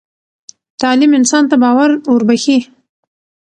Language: Pashto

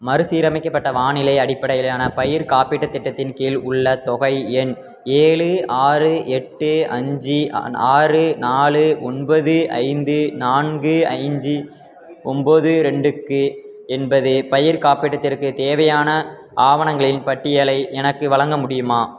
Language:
Tamil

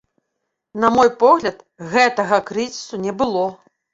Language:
Belarusian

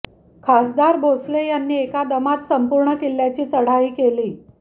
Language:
Marathi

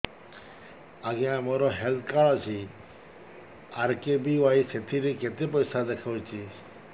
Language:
Odia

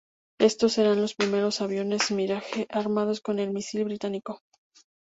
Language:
Spanish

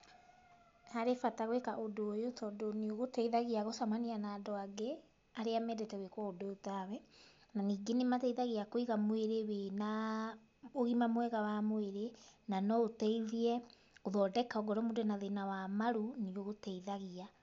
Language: Kikuyu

